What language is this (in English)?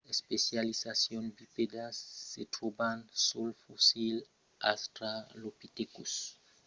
Occitan